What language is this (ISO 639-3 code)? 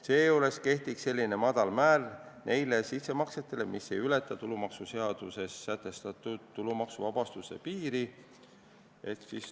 est